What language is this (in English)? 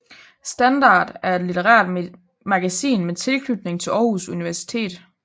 Danish